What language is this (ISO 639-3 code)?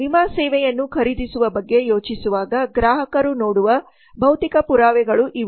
kan